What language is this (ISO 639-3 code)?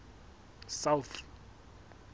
sot